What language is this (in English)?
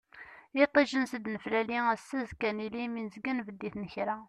Kabyle